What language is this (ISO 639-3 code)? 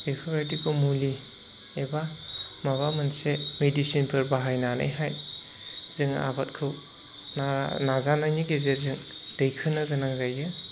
brx